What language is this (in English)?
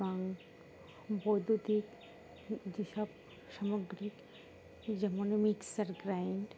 Bangla